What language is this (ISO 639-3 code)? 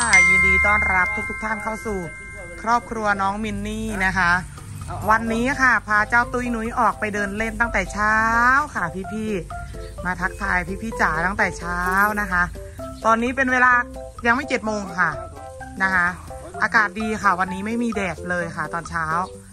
tha